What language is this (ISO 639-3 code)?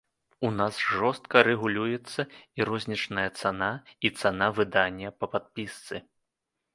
bel